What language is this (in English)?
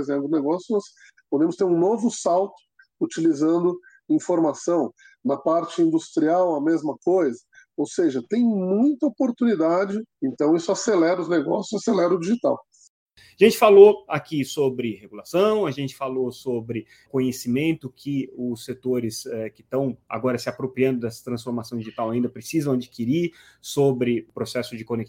Portuguese